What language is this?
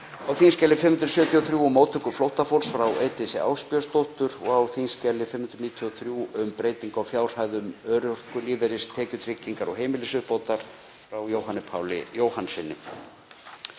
Icelandic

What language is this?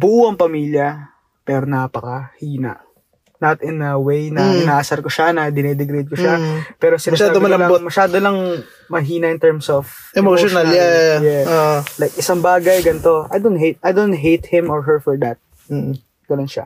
Filipino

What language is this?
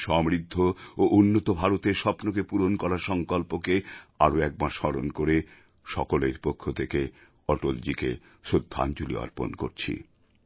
Bangla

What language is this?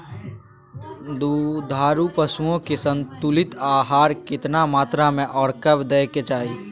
Maithili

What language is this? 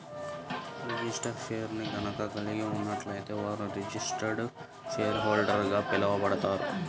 Telugu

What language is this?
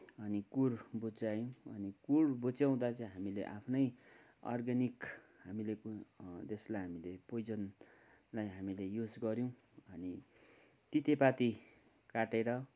Nepali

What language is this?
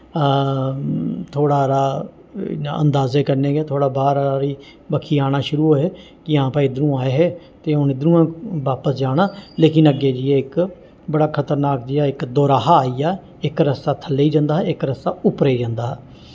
Dogri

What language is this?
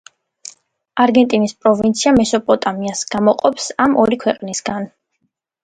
Georgian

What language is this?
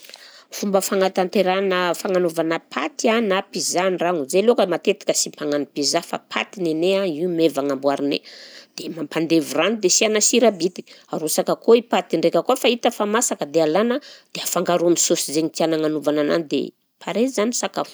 Southern Betsimisaraka Malagasy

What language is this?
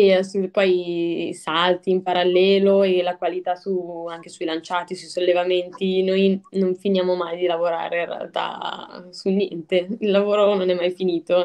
Italian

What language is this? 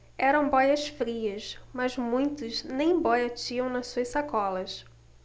Portuguese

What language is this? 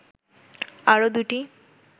Bangla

